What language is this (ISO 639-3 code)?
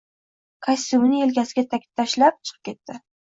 uzb